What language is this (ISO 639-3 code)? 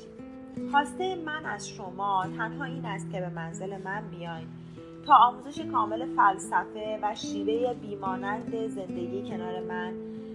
fas